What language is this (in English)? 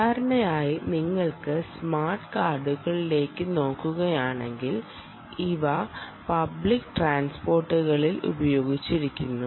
Malayalam